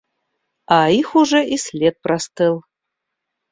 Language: Russian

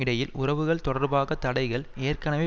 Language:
Tamil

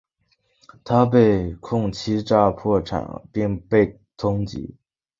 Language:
Chinese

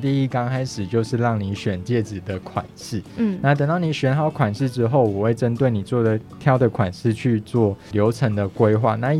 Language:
Chinese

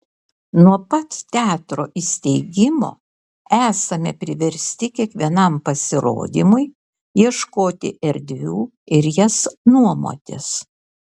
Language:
Lithuanian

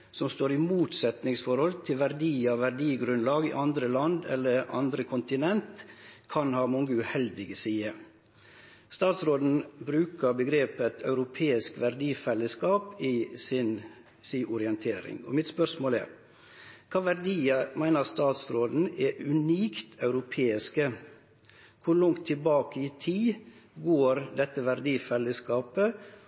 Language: Norwegian Nynorsk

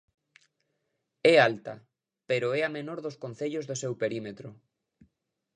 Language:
Galician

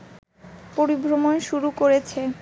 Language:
Bangla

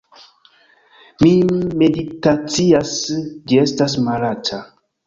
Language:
Esperanto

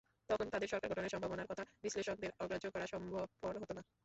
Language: Bangla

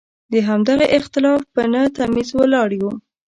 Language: Pashto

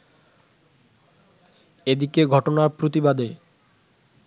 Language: Bangla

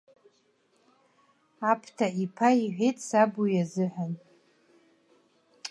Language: Abkhazian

